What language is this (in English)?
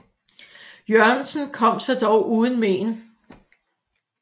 Danish